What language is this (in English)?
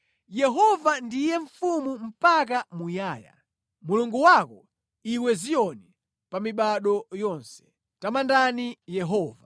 Nyanja